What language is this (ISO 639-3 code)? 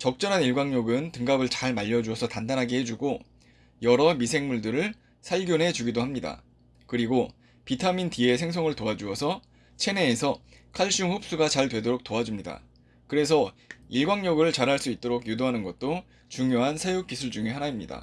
kor